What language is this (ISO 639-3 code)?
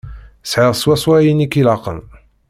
kab